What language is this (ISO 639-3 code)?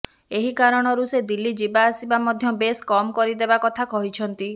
ori